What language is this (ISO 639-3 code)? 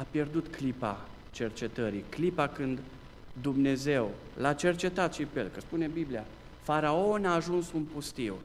ron